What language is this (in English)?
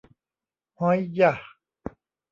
Thai